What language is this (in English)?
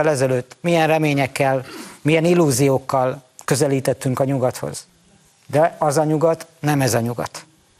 Hungarian